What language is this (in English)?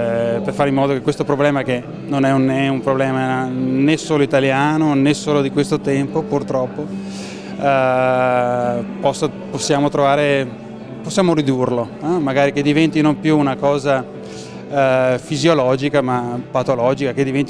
Italian